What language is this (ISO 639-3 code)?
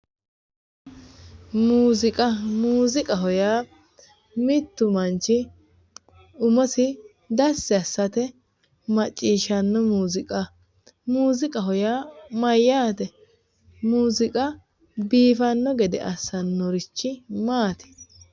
sid